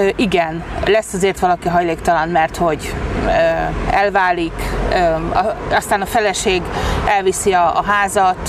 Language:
Hungarian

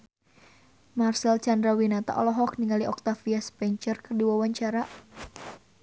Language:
Sundanese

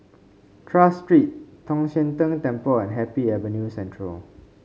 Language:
English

